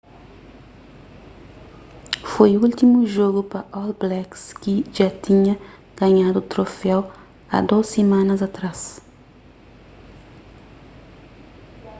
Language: Kabuverdianu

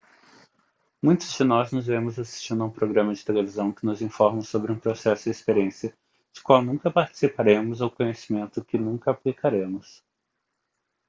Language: Portuguese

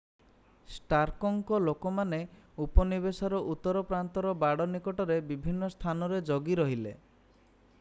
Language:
Odia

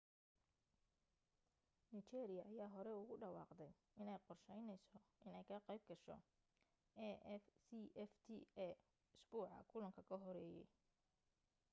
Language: Somali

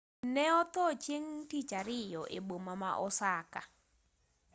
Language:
Luo (Kenya and Tanzania)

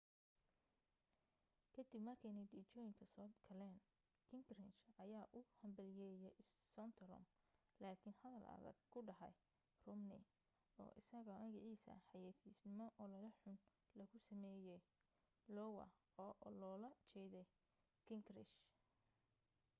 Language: Somali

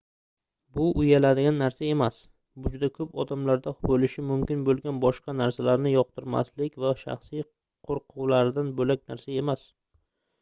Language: Uzbek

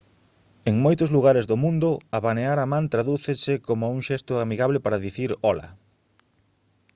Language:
Galician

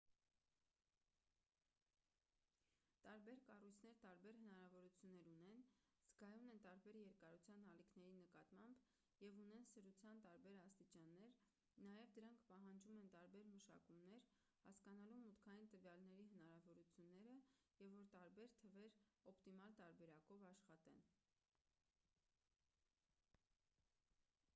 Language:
Armenian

